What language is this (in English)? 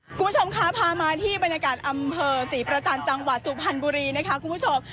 Thai